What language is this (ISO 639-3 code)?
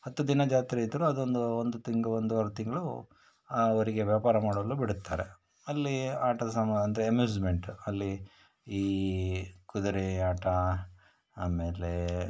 kan